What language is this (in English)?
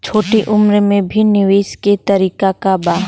Bhojpuri